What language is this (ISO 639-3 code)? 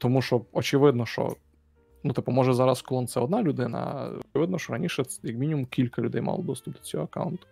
ukr